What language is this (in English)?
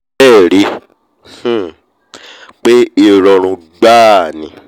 Yoruba